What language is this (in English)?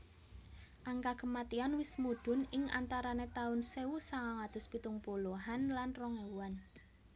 Javanese